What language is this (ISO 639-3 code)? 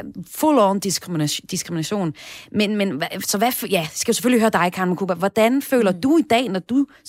dan